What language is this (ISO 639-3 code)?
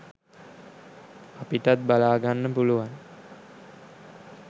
sin